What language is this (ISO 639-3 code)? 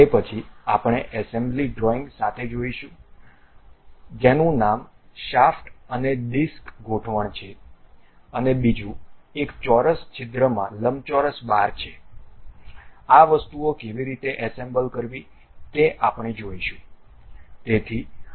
guj